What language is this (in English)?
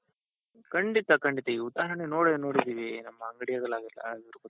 Kannada